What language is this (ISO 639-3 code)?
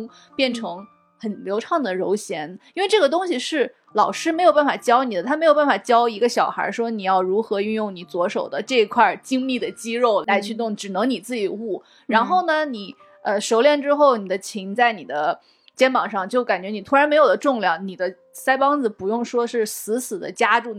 zho